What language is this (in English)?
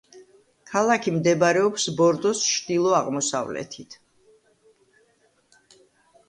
Georgian